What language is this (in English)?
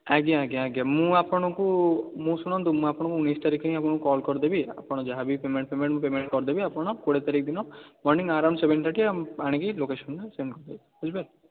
Odia